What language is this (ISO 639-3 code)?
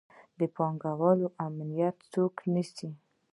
pus